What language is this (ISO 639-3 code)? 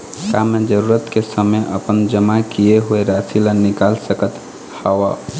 hne